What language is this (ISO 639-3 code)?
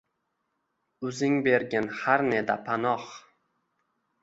uzb